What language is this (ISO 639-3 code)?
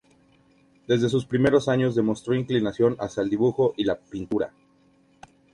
spa